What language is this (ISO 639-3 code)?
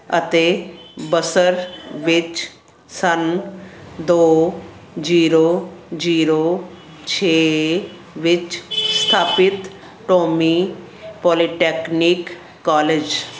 pan